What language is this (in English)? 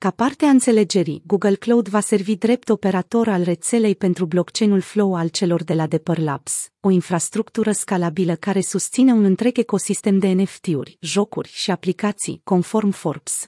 Romanian